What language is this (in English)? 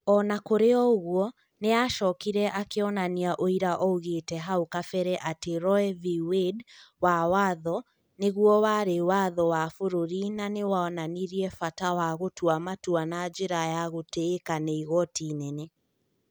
Kikuyu